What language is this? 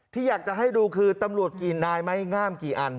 Thai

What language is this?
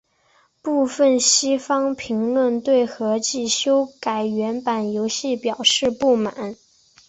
Chinese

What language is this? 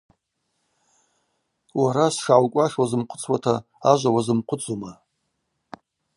Abaza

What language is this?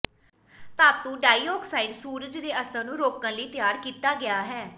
Punjabi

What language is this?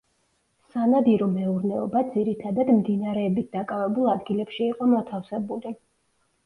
Georgian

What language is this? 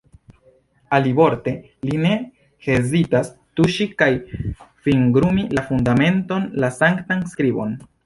Esperanto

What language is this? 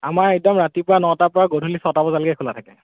Assamese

